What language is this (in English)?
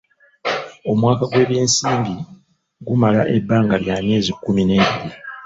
Ganda